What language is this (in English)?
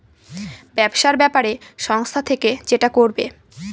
Bangla